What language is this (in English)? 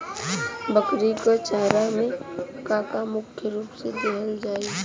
Bhojpuri